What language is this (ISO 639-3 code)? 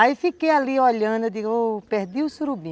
por